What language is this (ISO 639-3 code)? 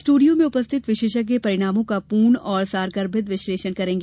hin